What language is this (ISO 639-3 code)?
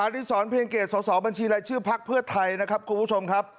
tha